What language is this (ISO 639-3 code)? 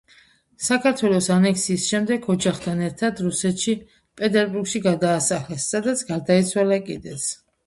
kat